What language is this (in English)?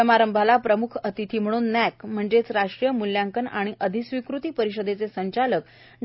Marathi